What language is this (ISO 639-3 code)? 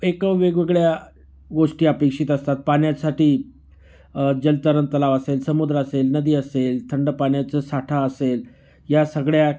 mar